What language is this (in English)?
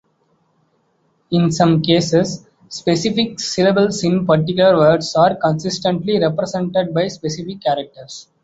English